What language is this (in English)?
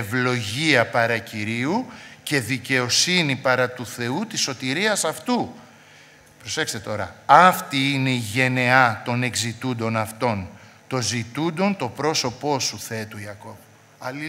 Greek